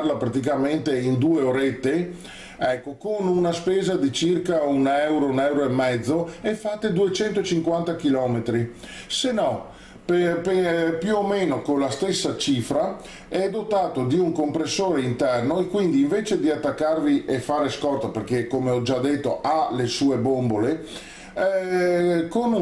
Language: Italian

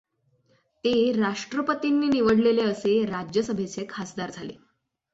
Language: Marathi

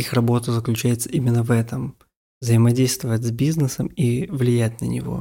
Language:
Russian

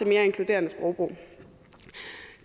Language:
Danish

